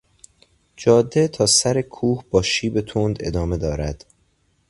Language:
Persian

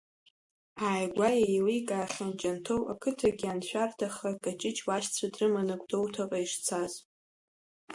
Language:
Abkhazian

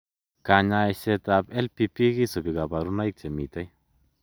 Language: Kalenjin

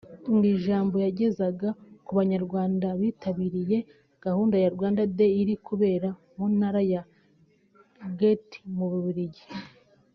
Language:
Kinyarwanda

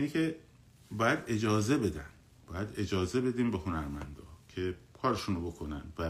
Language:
Persian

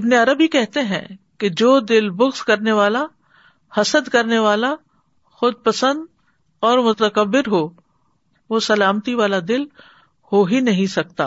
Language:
Urdu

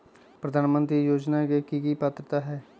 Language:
Magahi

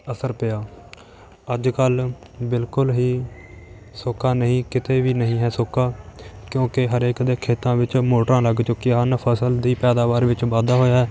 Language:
Punjabi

